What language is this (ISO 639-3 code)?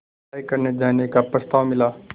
hin